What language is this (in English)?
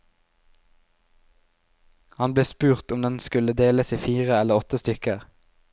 Norwegian